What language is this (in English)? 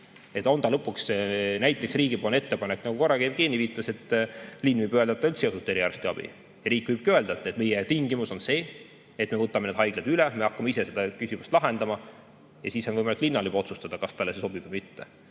Estonian